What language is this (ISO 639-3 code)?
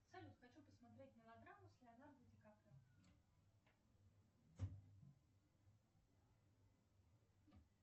rus